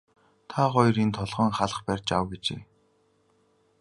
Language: Mongolian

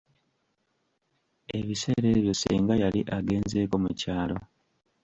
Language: Ganda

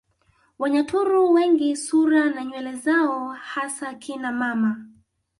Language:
Swahili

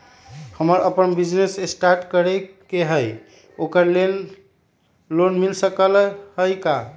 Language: Magahi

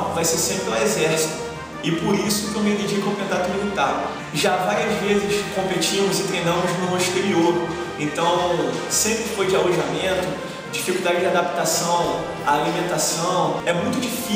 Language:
Portuguese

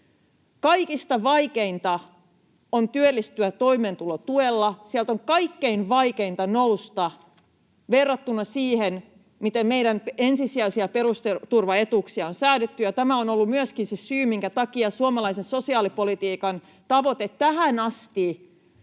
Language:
Finnish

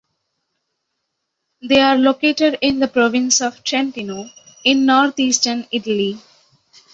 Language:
English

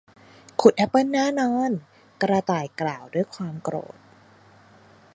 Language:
Thai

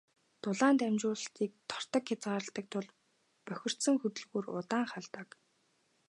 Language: Mongolian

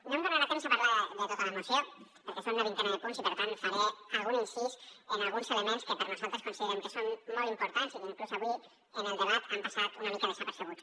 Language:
Catalan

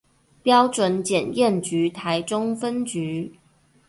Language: Chinese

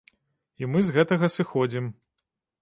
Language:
Belarusian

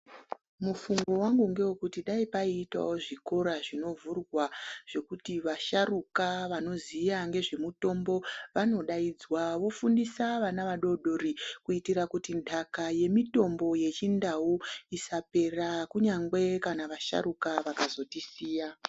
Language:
Ndau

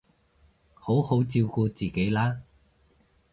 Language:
Cantonese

